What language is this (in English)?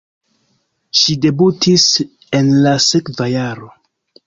Esperanto